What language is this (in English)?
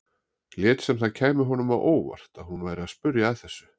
Icelandic